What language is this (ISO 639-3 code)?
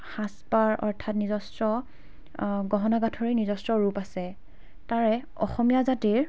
asm